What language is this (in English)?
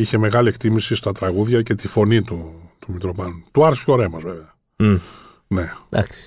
Greek